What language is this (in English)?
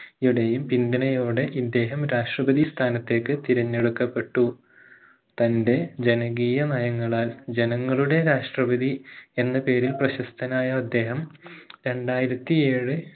Malayalam